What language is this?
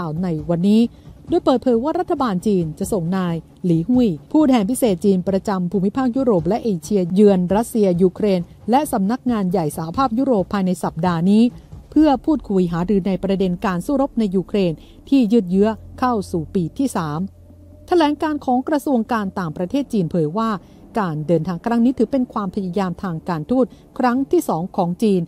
Thai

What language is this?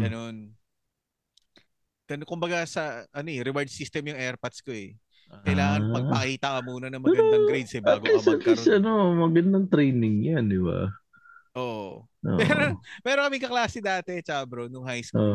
Filipino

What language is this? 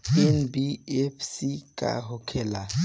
Bhojpuri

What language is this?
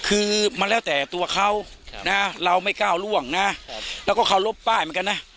Thai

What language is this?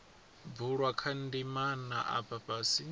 Venda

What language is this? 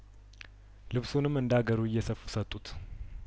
Amharic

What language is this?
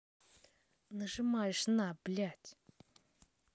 Russian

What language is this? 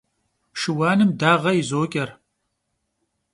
Kabardian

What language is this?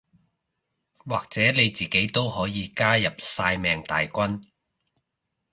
Cantonese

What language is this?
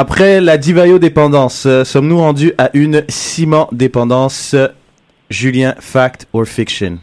French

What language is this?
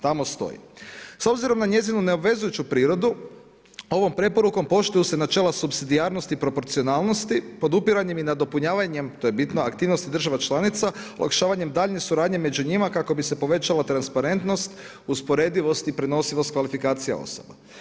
Croatian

